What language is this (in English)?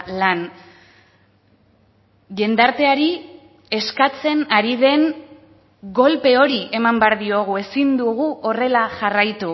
Basque